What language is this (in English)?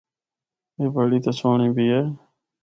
Northern Hindko